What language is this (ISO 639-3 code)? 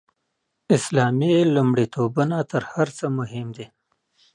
pus